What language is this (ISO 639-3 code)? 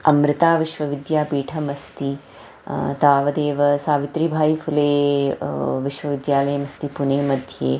san